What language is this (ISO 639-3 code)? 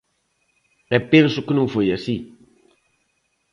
glg